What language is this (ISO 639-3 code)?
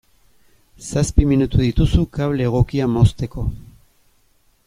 eus